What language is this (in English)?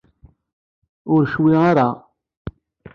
Kabyle